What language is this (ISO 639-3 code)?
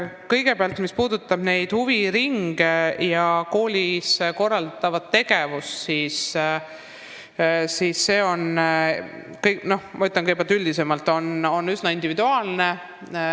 est